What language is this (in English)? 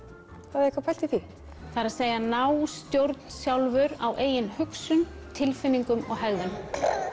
Icelandic